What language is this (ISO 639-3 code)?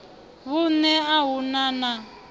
ven